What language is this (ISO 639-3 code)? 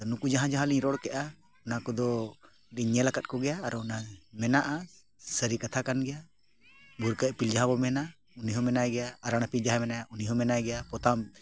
sat